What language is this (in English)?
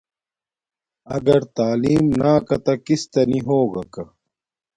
Domaaki